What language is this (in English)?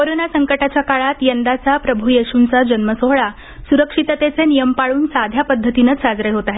Marathi